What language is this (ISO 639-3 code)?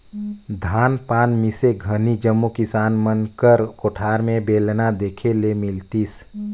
hne